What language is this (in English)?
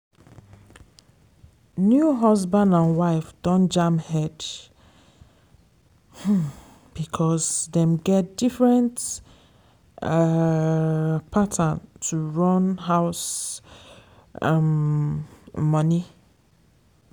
Nigerian Pidgin